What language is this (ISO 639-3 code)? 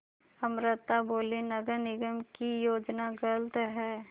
hin